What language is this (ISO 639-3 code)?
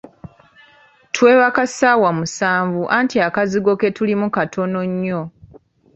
lug